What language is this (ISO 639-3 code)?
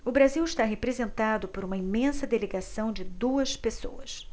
por